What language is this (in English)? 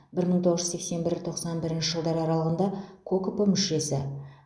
Kazakh